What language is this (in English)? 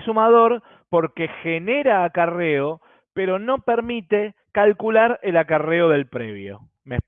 Spanish